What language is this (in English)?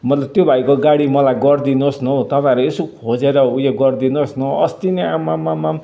Nepali